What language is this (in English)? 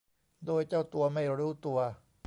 Thai